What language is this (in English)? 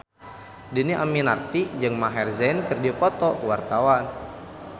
Sundanese